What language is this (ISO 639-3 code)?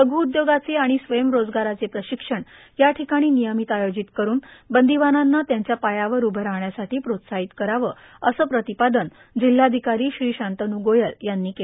mar